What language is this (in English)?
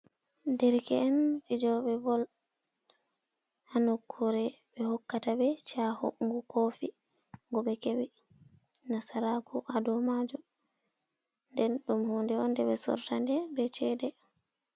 Fula